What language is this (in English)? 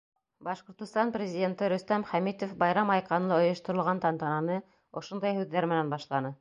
Bashkir